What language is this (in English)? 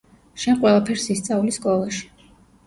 Georgian